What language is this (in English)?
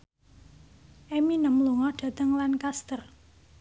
Javanese